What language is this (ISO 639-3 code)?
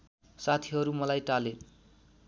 nep